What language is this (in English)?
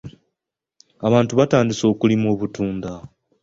Ganda